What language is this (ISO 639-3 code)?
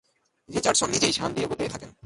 ben